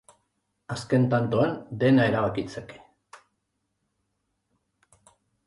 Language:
Basque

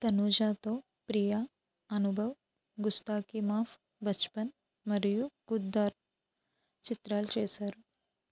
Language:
Telugu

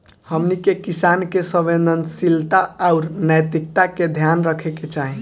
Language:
Bhojpuri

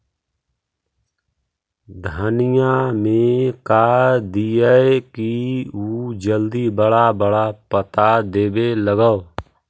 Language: Magahi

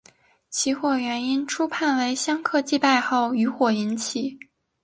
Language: Chinese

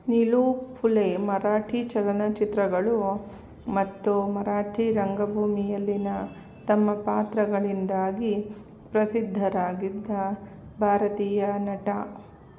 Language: Kannada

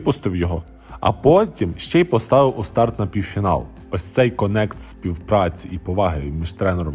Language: Ukrainian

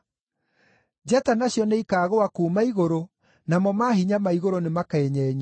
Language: Kikuyu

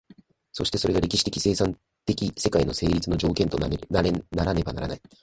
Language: Japanese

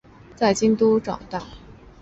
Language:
Chinese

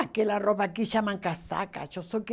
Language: Portuguese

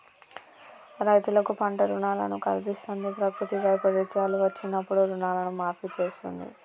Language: Telugu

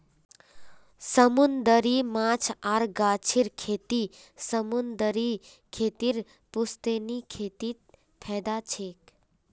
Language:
Magahi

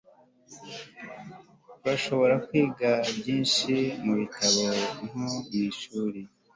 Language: Kinyarwanda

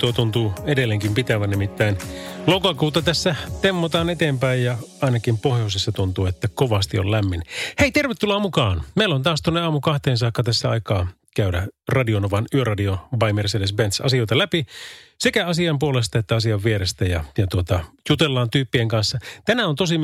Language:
Finnish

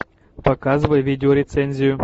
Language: Russian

